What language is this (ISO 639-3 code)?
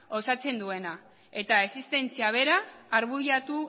eus